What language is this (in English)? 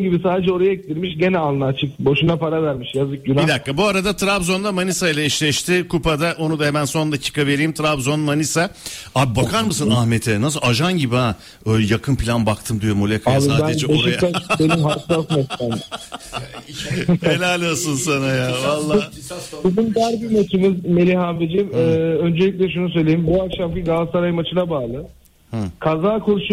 Turkish